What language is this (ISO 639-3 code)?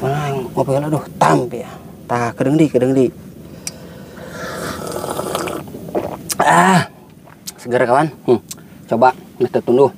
ind